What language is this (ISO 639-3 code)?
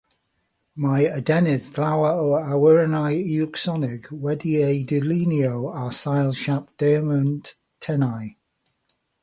cym